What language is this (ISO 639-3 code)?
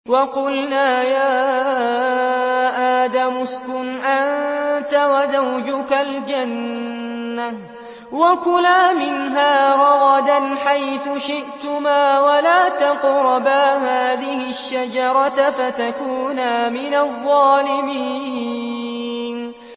ara